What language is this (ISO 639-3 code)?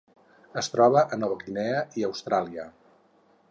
cat